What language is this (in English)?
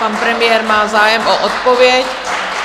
Czech